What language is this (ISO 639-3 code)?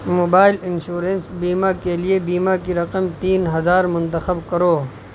urd